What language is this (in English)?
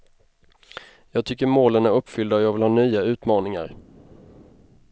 Swedish